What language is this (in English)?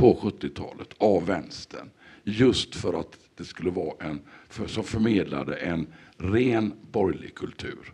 Swedish